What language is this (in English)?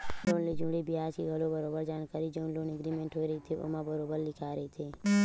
Chhattisgarhi